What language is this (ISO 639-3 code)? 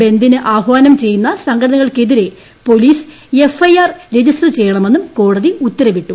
mal